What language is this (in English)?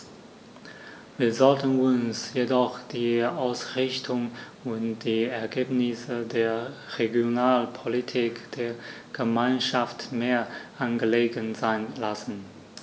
German